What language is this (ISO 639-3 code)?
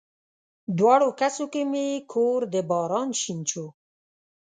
pus